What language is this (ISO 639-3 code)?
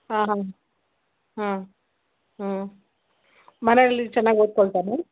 kan